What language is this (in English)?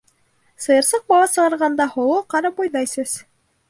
Bashkir